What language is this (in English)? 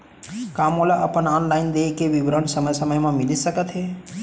Chhattisgarhi